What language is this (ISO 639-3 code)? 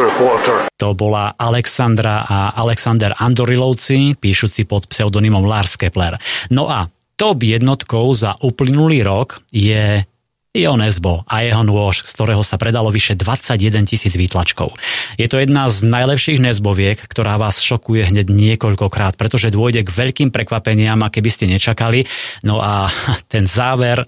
slk